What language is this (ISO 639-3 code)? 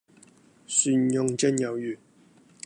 yue